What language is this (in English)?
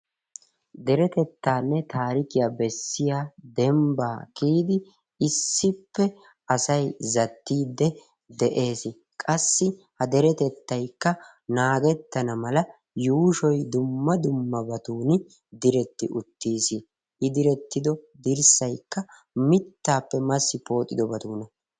Wolaytta